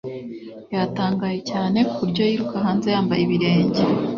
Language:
Kinyarwanda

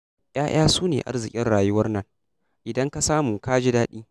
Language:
Hausa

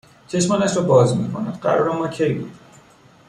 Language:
Persian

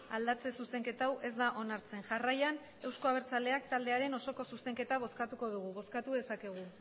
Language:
Basque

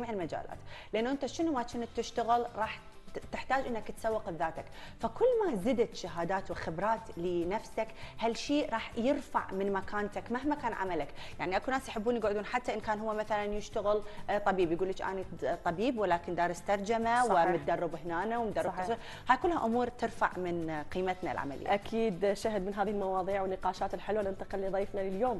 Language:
Arabic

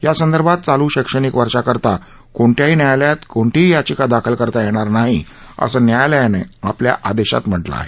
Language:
Marathi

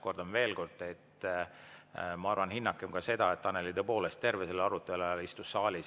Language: Estonian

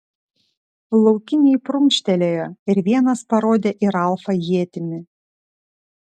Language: Lithuanian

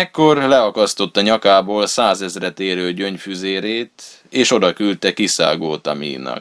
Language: Hungarian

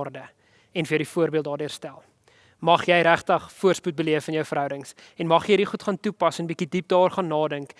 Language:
Dutch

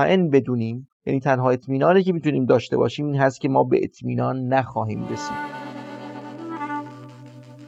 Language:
Persian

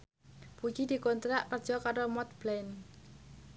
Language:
Javanese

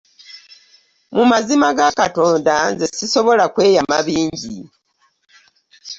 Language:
Ganda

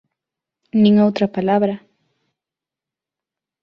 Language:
Galician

